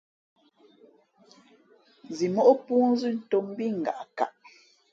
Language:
Fe'fe'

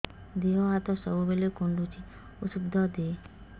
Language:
Odia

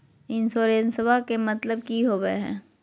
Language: Magahi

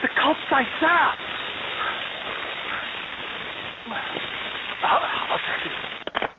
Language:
Portuguese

